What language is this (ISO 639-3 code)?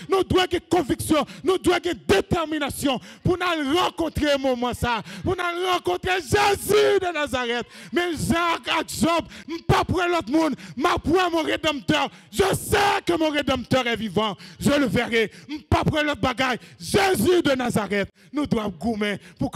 fra